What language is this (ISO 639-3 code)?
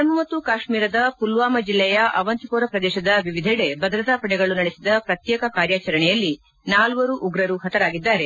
kan